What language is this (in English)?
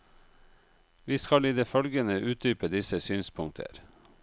Norwegian